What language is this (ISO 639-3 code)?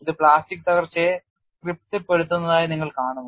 mal